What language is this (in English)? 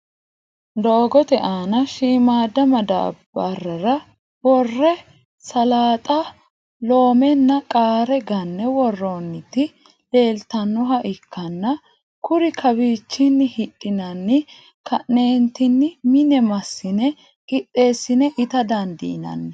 Sidamo